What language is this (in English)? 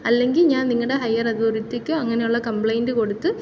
Malayalam